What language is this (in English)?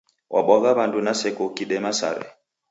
Taita